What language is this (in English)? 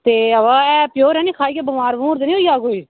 Dogri